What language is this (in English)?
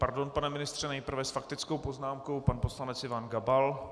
Czech